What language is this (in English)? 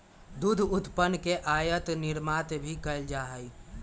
Magahi